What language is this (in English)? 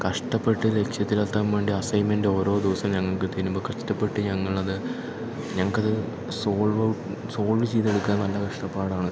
Malayalam